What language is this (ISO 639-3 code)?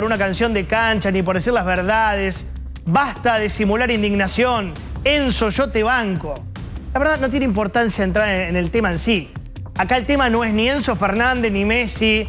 spa